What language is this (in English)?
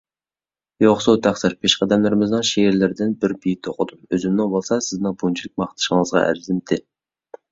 Uyghur